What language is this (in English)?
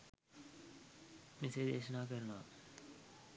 Sinhala